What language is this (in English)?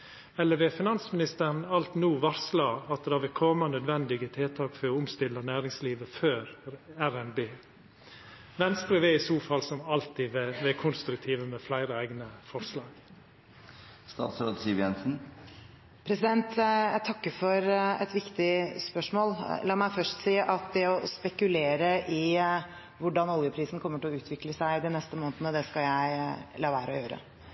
Norwegian